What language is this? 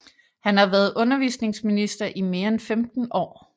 Danish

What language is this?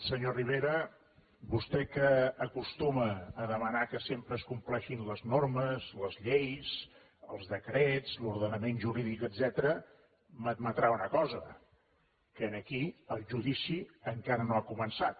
Catalan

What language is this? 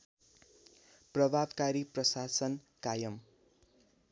Nepali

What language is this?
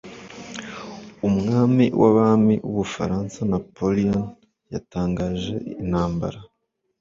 Kinyarwanda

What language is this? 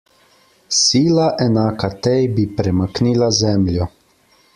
Slovenian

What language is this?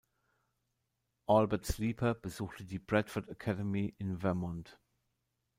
German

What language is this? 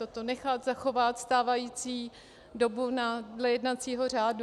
Czech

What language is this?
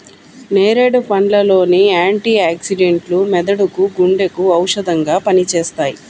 Telugu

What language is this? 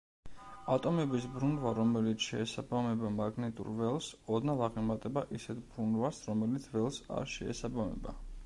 Georgian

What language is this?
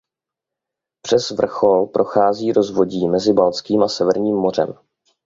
Czech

